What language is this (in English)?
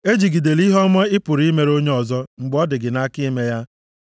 Igbo